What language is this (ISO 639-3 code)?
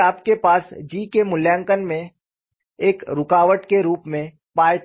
hin